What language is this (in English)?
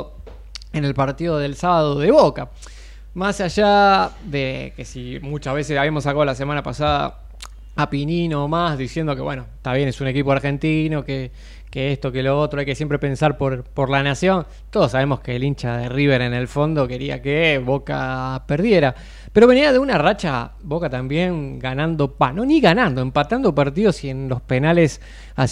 Spanish